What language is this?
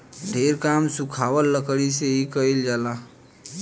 Bhojpuri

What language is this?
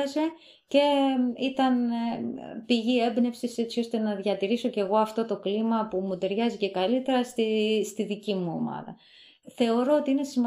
Greek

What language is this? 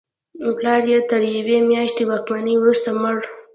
Pashto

